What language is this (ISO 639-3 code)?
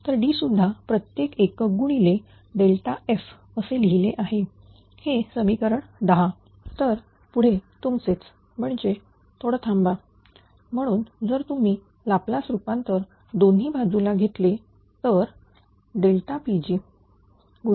mar